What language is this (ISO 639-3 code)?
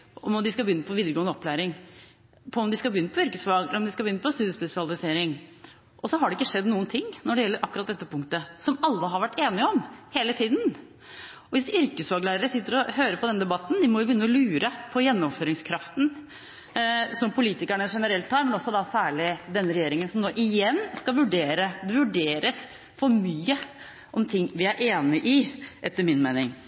nob